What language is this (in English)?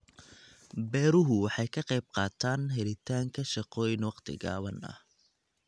Somali